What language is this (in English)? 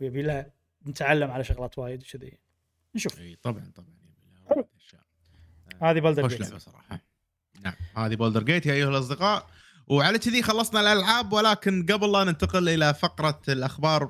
Arabic